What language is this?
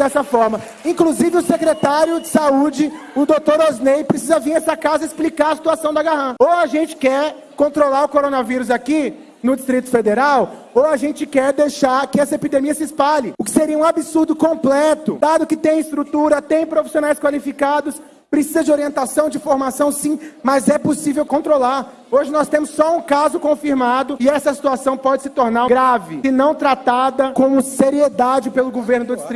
Portuguese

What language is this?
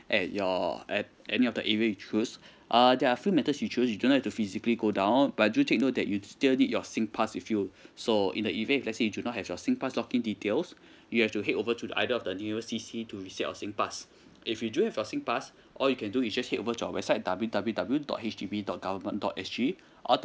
English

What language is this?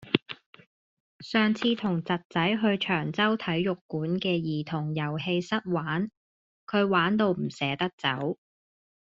Cantonese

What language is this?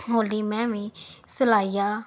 Punjabi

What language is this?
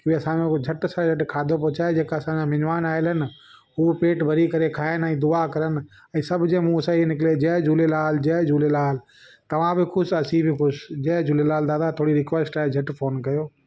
Sindhi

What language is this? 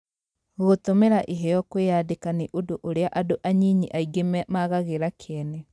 Kikuyu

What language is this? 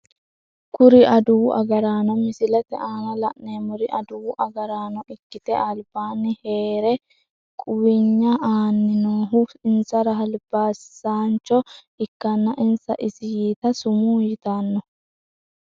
Sidamo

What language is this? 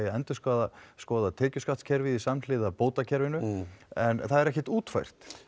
Icelandic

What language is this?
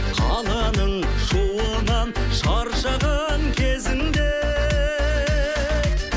Kazakh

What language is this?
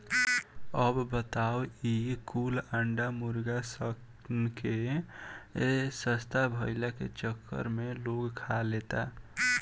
Bhojpuri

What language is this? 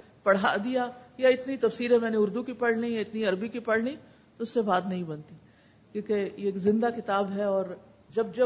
Urdu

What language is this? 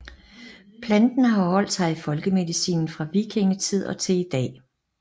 Danish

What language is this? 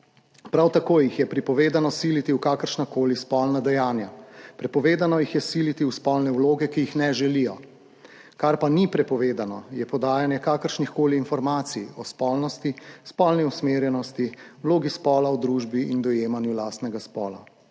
Slovenian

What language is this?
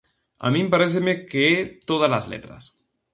Galician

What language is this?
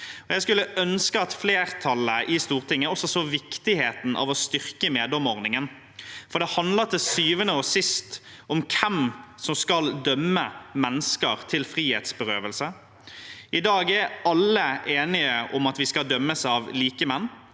Norwegian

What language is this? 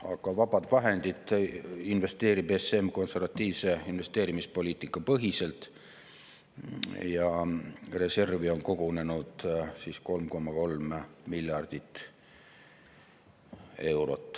Estonian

